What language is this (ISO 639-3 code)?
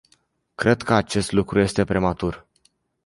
ron